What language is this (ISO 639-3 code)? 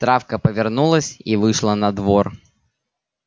rus